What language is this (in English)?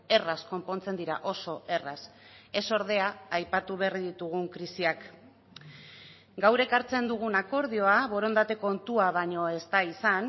Basque